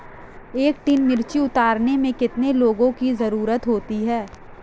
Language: Hindi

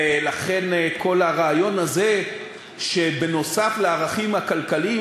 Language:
Hebrew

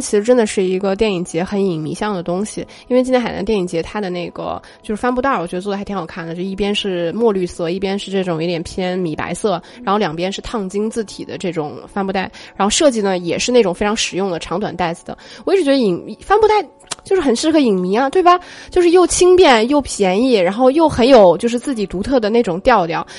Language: Chinese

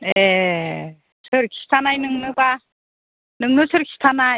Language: Bodo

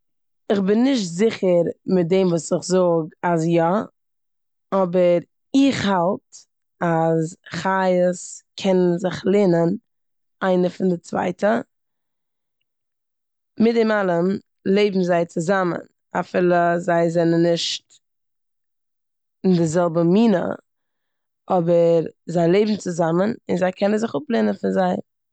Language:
Yiddish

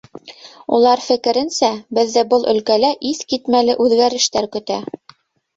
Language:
Bashkir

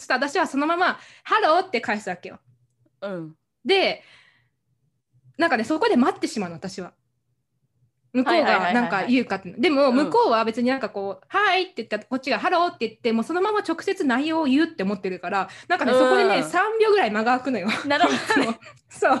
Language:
Japanese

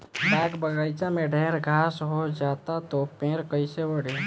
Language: Bhojpuri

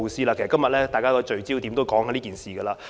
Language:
Cantonese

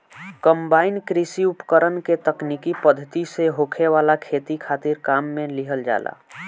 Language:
Bhojpuri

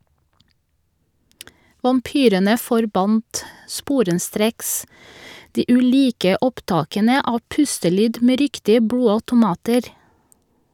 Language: Norwegian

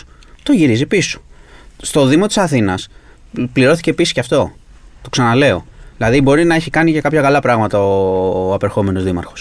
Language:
Greek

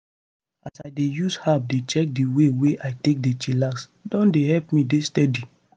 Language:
Nigerian Pidgin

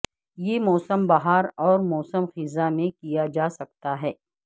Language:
Urdu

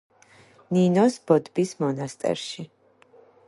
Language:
Georgian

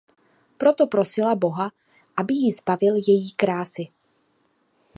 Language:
Czech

